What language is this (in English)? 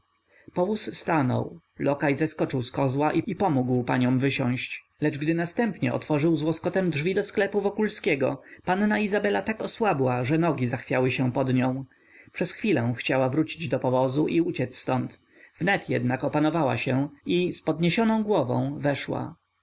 Polish